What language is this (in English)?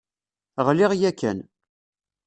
Kabyle